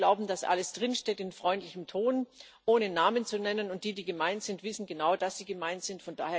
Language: German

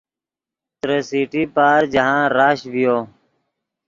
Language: Yidgha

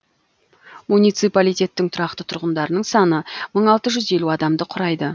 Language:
Kazakh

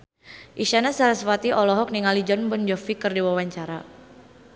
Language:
Sundanese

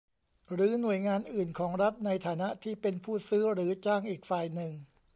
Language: Thai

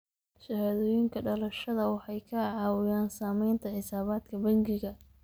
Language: Somali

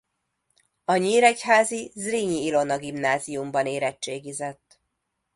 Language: Hungarian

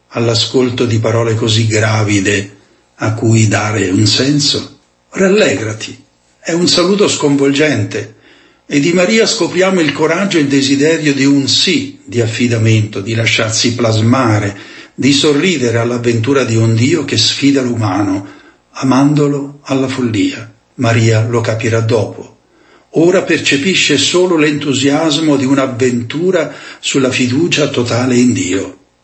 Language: Italian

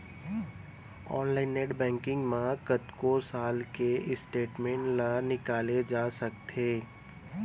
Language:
Chhattisgarhi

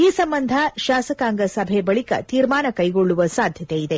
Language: Kannada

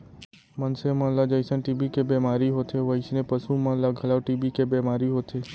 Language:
Chhattisgarhi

